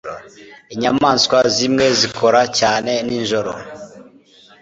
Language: Kinyarwanda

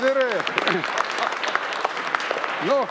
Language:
Estonian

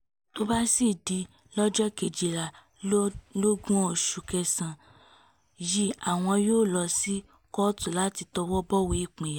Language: Yoruba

